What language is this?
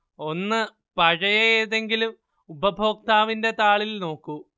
Malayalam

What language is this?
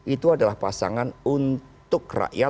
Indonesian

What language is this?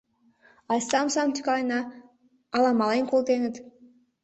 Mari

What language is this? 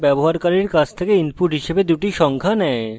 Bangla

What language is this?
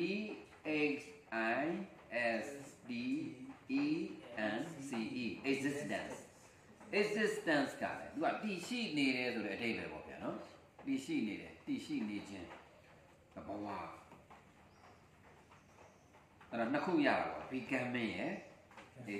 Vietnamese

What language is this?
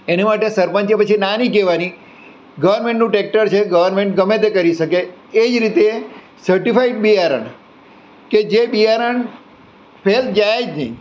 Gujarati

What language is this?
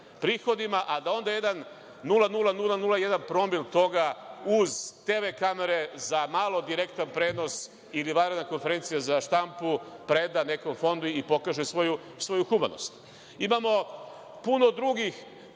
Serbian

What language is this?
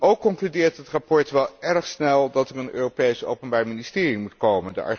Dutch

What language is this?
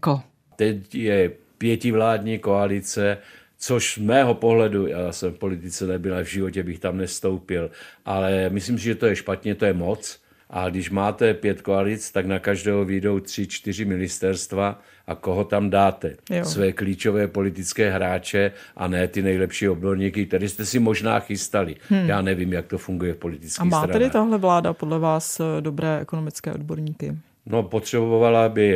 Czech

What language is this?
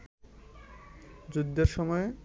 Bangla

